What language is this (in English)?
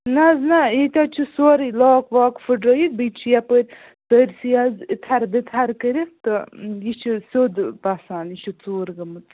Kashmiri